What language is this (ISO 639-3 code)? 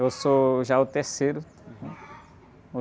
por